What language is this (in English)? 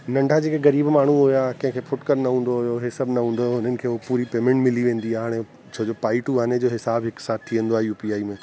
Sindhi